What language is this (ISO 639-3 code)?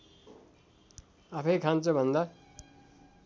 nep